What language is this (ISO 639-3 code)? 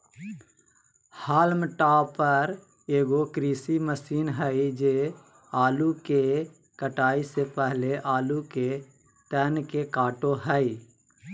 mag